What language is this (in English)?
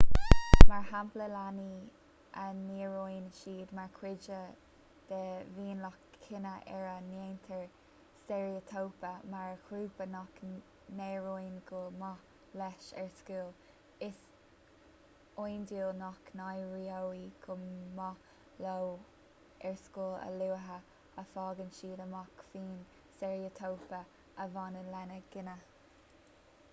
Irish